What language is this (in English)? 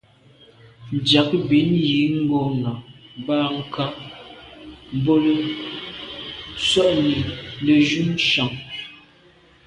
Medumba